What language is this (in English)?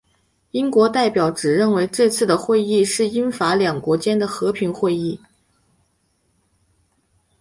Chinese